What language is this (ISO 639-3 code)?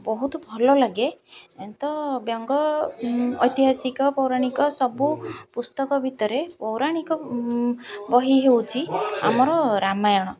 ori